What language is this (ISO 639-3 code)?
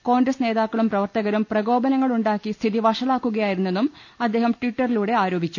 mal